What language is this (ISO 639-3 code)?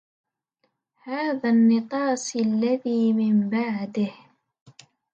ara